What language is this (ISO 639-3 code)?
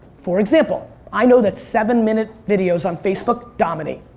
eng